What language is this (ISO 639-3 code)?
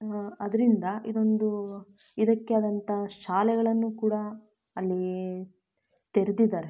kan